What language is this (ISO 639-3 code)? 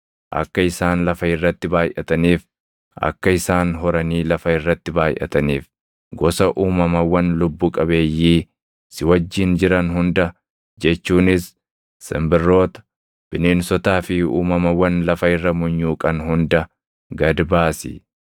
orm